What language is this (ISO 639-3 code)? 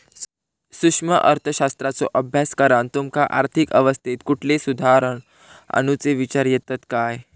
mar